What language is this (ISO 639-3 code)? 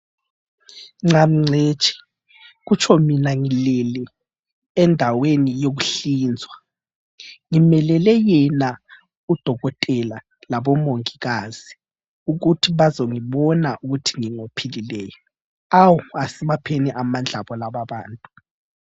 nde